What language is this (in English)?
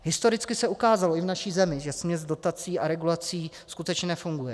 Czech